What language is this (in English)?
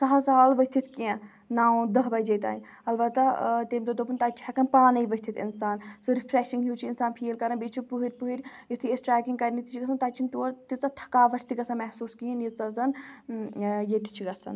Kashmiri